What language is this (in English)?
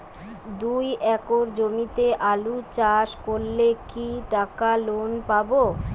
Bangla